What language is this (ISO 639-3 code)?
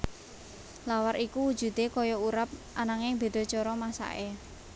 jav